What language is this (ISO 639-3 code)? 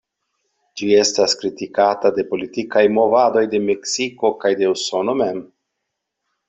epo